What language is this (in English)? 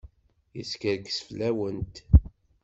Kabyle